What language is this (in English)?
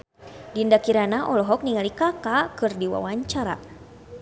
Sundanese